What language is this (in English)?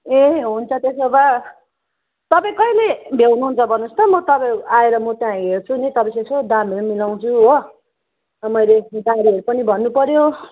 Nepali